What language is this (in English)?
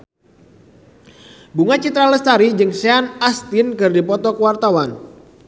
Sundanese